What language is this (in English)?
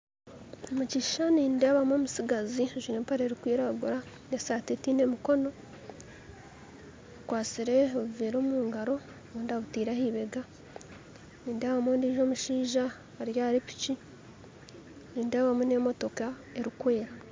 Nyankole